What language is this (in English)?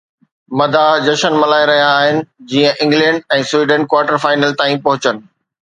Sindhi